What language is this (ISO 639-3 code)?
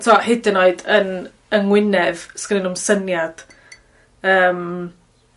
cym